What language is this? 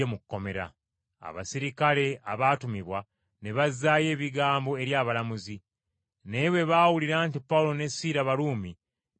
Ganda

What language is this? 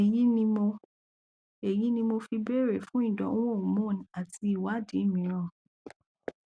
Yoruba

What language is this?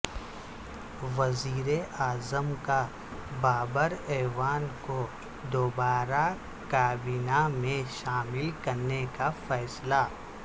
Urdu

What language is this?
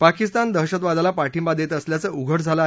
Marathi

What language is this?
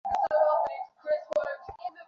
Bangla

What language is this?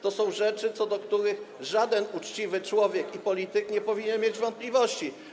Polish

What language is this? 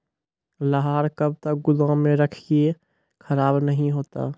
Maithili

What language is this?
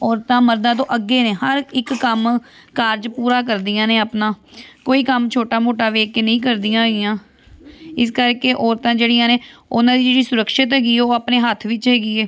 Punjabi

